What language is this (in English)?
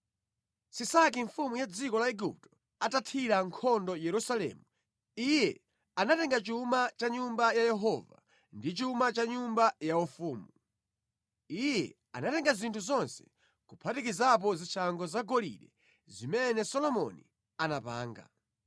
Nyanja